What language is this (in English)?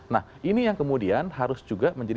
Indonesian